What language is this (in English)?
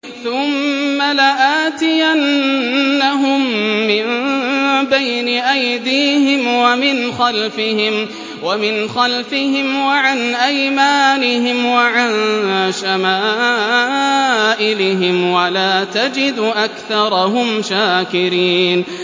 Arabic